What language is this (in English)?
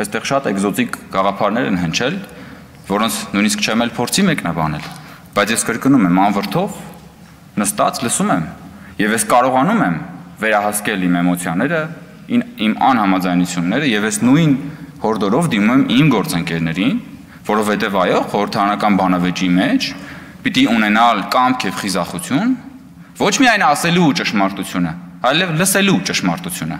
Turkish